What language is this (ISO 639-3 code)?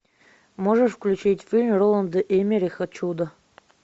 rus